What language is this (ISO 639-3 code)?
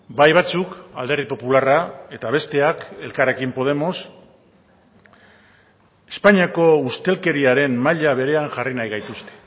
eus